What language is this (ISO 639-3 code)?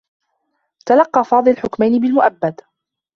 ara